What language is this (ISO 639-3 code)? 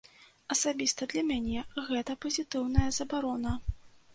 bel